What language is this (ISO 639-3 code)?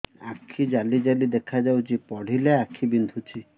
ori